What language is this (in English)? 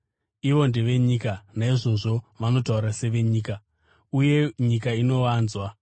Shona